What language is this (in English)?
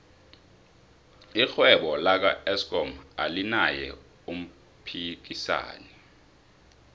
South Ndebele